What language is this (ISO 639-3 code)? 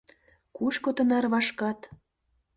chm